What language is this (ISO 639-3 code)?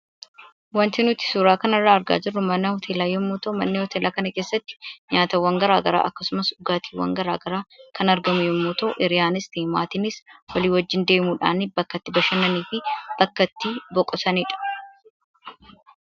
orm